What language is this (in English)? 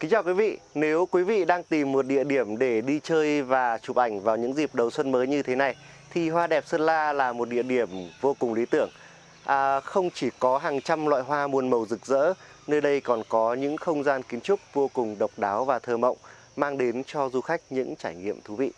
Vietnamese